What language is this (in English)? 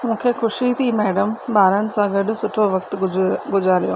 Sindhi